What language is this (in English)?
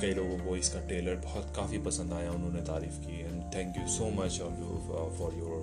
Hindi